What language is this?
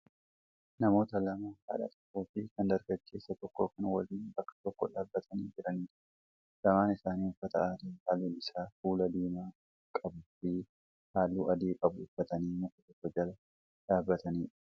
Oromo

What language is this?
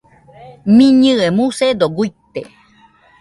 Nüpode Huitoto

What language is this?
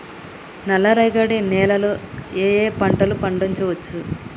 Telugu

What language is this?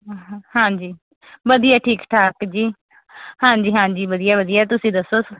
Punjabi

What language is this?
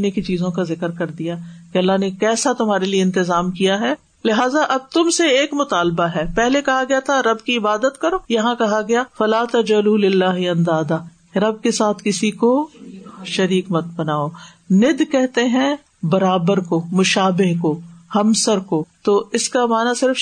Urdu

